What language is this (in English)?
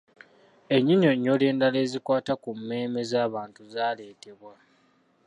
Ganda